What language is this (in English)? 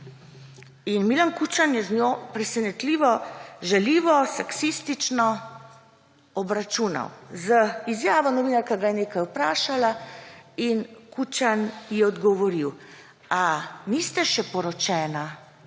Slovenian